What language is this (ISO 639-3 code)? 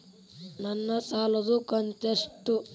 kan